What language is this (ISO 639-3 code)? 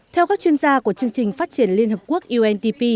vie